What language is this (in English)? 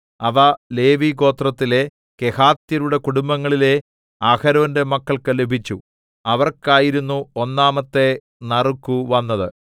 Malayalam